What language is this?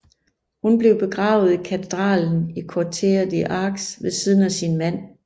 Danish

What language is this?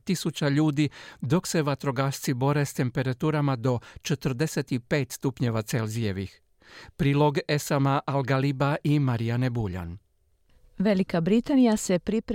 Croatian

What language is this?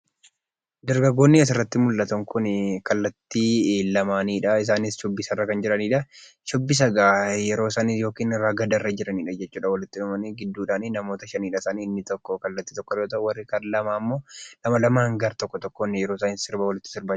Oromo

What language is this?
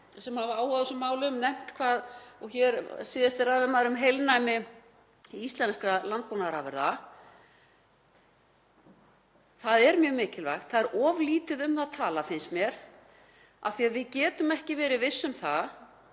Icelandic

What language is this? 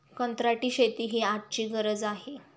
Marathi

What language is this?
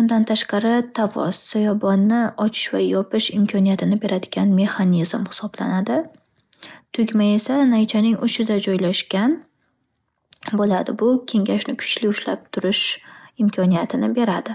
Uzbek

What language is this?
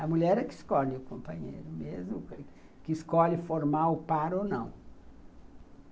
Portuguese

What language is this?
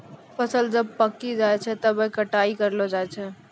Maithili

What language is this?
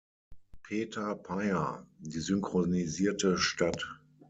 German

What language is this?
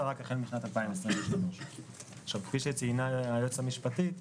Hebrew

